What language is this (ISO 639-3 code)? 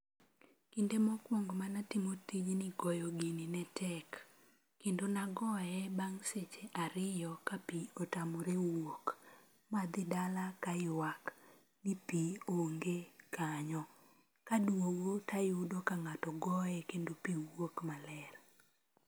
luo